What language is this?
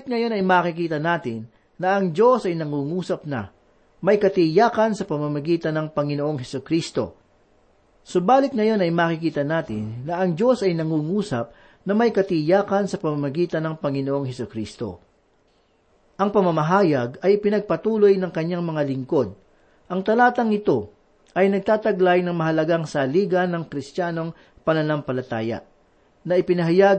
Filipino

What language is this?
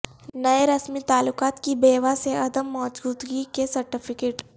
Urdu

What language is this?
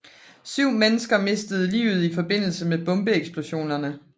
Danish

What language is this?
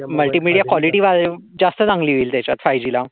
Marathi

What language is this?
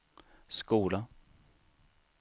Swedish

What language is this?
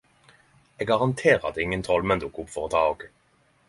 Norwegian Nynorsk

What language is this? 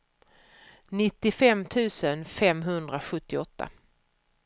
Swedish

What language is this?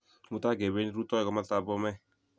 Kalenjin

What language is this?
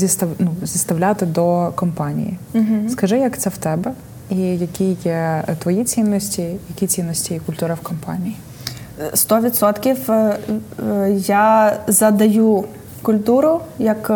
Ukrainian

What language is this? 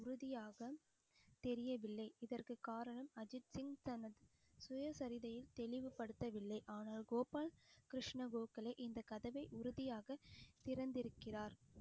Tamil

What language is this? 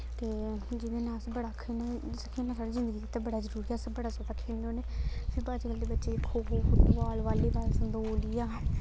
Dogri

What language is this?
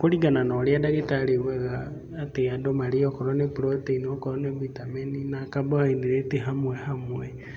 Kikuyu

